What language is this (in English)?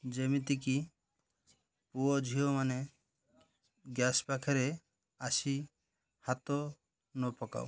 Odia